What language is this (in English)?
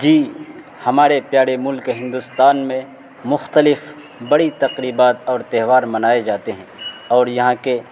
Urdu